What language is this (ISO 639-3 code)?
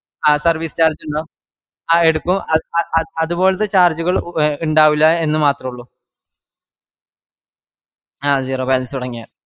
mal